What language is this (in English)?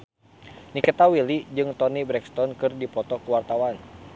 Sundanese